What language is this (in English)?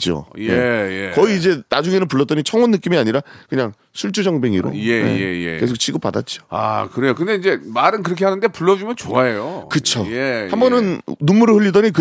Korean